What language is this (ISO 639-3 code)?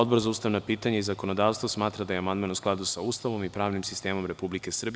srp